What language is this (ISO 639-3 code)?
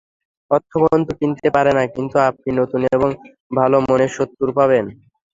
ben